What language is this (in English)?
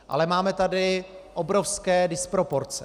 Czech